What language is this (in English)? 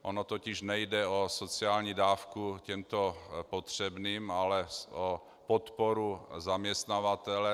Czech